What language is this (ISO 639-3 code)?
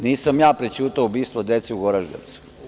srp